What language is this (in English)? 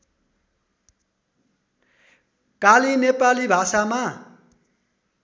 Nepali